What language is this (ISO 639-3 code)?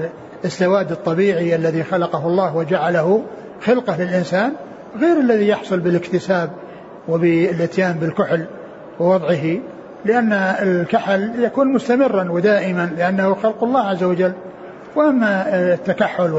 ara